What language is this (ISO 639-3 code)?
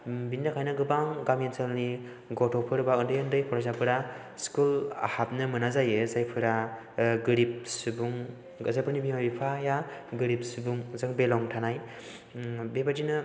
brx